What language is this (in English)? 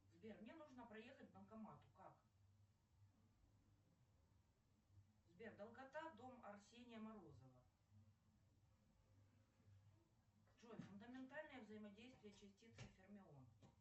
Russian